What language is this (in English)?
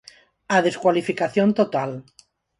Galician